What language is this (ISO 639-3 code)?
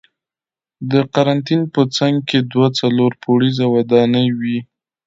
pus